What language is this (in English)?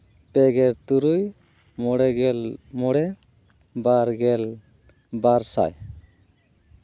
Santali